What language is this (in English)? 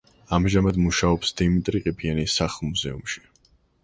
Georgian